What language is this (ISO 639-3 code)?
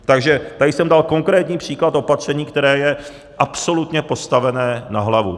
ces